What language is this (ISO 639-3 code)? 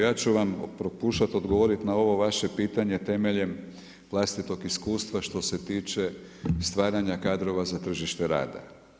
hrv